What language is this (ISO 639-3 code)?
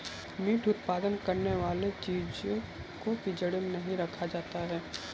hin